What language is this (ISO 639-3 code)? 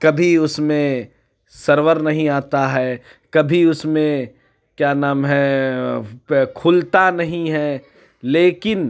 urd